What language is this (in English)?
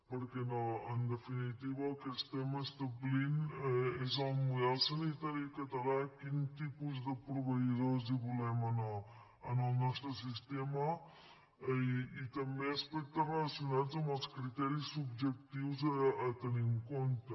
Catalan